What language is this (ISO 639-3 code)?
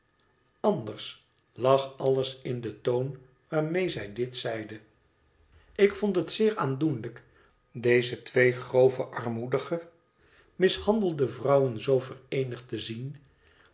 nld